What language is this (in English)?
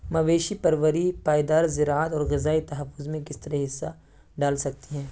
Urdu